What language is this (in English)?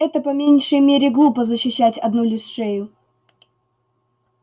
Russian